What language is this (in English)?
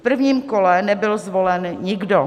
Czech